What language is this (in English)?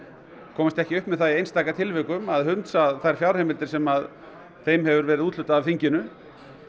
Icelandic